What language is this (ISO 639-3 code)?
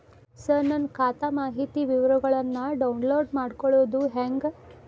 kan